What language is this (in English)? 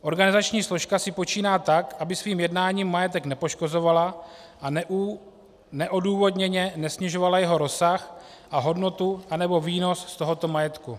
Czech